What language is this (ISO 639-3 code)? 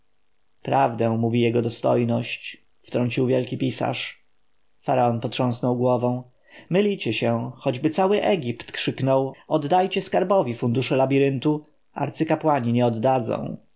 pol